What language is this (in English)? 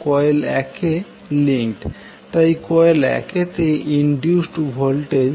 Bangla